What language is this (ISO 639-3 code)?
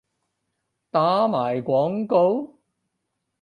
yue